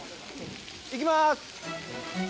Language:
Japanese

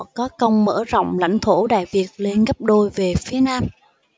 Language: Vietnamese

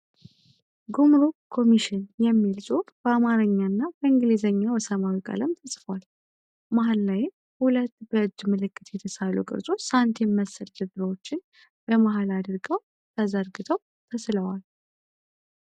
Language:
Amharic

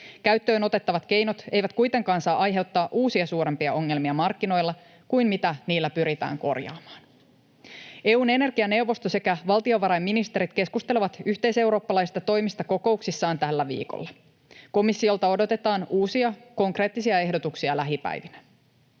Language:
Finnish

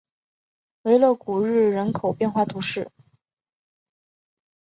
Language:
Chinese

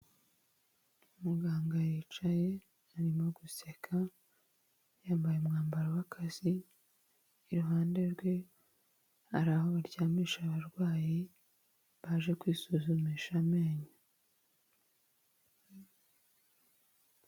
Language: Kinyarwanda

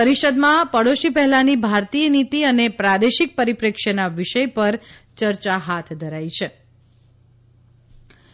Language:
Gujarati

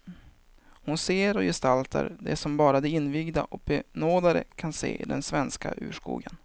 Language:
Swedish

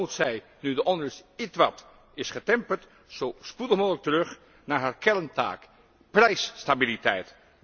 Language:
Dutch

